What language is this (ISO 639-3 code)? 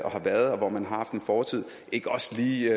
dan